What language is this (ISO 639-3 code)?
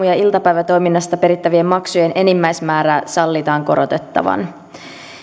fin